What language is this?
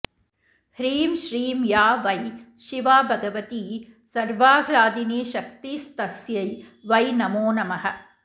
Sanskrit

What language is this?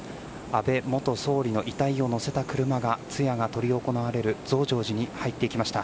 Japanese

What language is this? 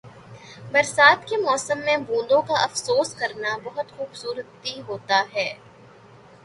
Urdu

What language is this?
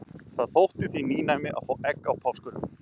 Icelandic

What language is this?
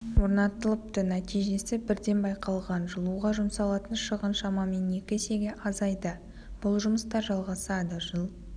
Kazakh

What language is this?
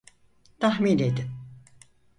Turkish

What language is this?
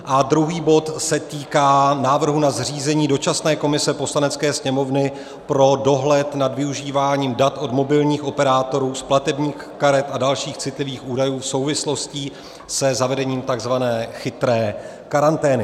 Czech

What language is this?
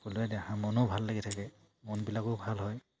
Assamese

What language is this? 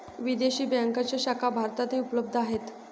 Marathi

